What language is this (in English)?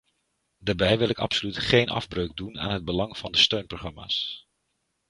Dutch